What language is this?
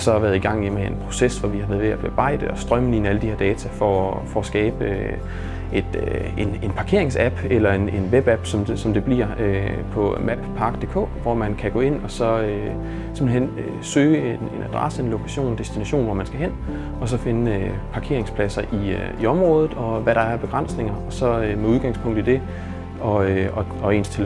Danish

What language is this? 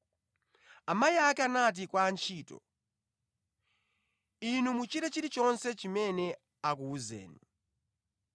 Nyanja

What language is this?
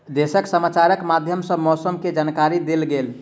Maithili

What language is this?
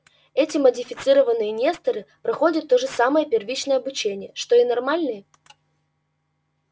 Russian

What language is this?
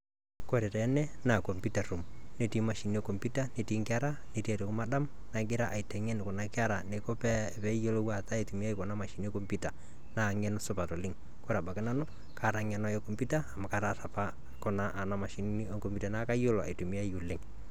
Masai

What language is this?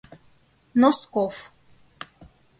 Mari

